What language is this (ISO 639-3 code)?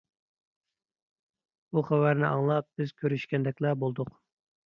uig